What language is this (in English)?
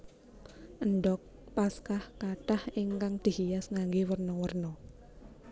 Javanese